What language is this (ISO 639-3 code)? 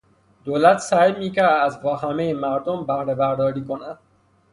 fas